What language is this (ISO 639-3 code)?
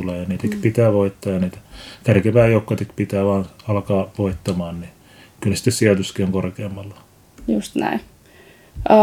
fin